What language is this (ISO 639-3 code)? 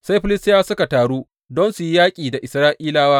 hau